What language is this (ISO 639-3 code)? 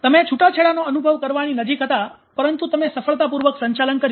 guj